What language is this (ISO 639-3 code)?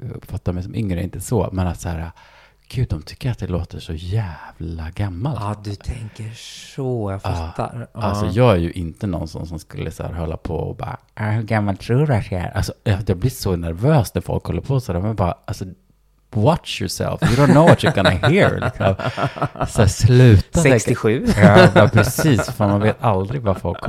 swe